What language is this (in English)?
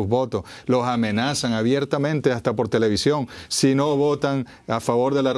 Spanish